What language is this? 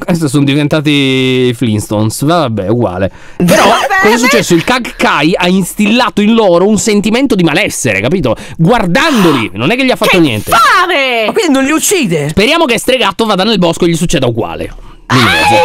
Italian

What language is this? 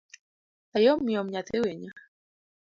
Luo (Kenya and Tanzania)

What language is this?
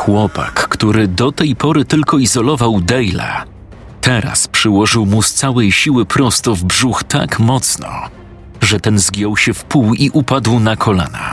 Polish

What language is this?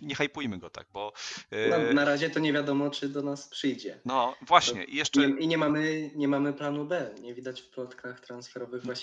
Polish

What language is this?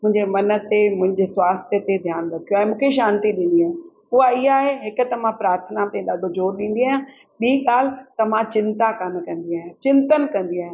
Sindhi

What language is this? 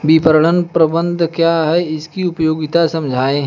Hindi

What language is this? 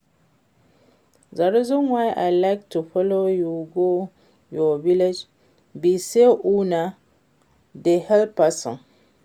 Nigerian Pidgin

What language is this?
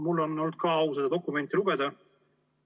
Estonian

